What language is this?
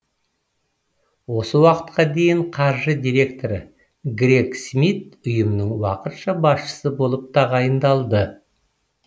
Kazakh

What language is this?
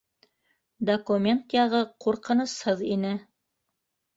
Bashkir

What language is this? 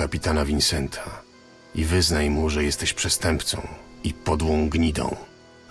Polish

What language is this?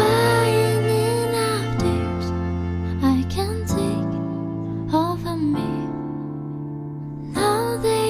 Indonesian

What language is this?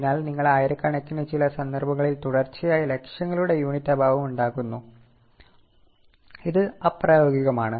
Malayalam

